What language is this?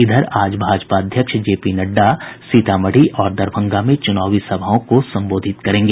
Hindi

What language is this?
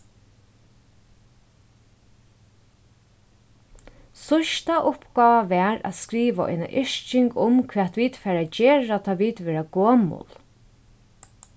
Faroese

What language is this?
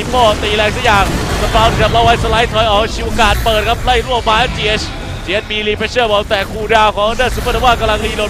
Thai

